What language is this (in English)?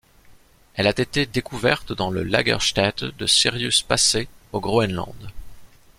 French